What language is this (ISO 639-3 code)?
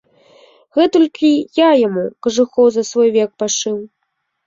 bel